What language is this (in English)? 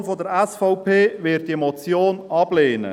Swiss German